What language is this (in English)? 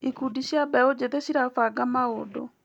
Kikuyu